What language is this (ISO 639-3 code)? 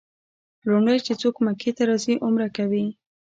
pus